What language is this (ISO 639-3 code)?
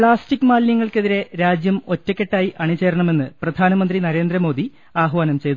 mal